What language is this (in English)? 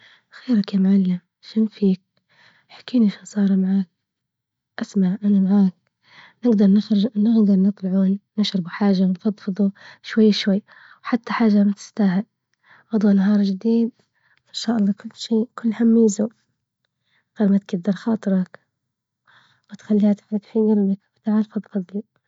Libyan Arabic